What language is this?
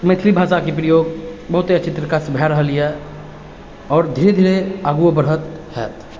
Maithili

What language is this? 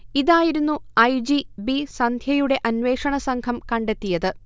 Malayalam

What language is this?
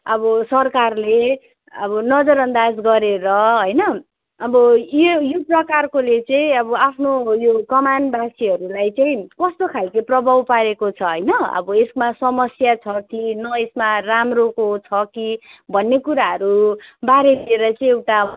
Nepali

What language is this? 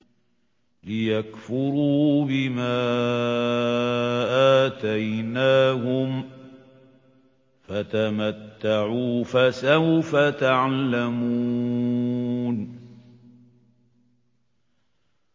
Arabic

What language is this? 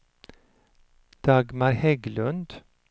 Swedish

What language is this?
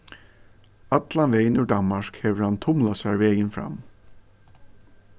Faroese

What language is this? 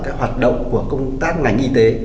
Vietnamese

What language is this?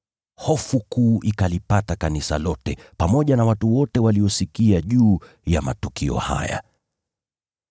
Swahili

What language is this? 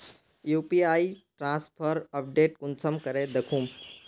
Magahi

